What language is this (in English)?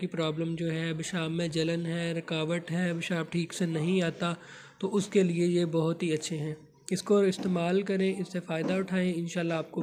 Hindi